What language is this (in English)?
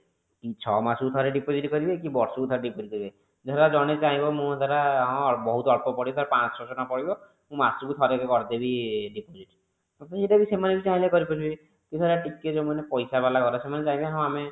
Odia